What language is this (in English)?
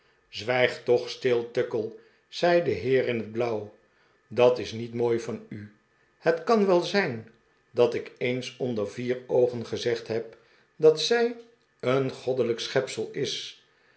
Dutch